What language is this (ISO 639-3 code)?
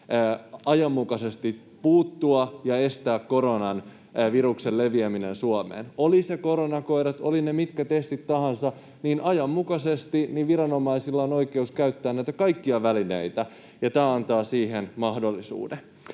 fin